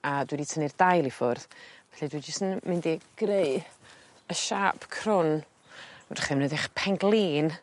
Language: Welsh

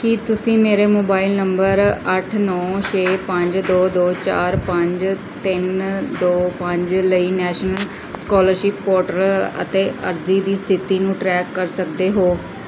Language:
Punjabi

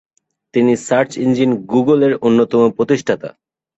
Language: Bangla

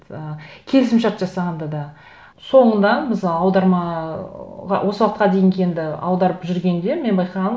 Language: Kazakh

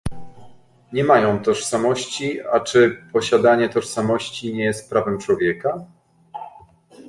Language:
Polish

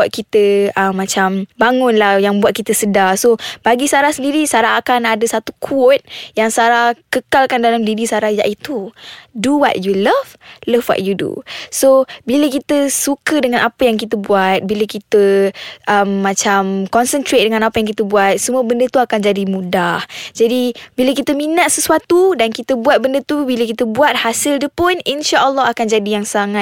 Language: Malay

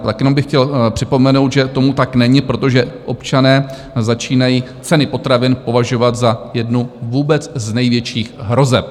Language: Czech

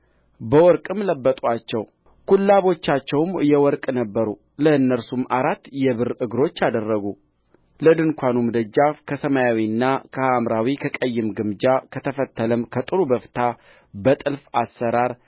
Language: Amharic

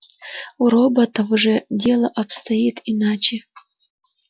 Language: Russian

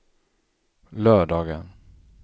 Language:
Swedish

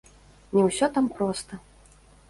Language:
Belarusian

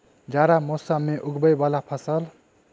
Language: Maithili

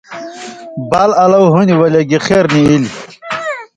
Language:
Indus Kohistani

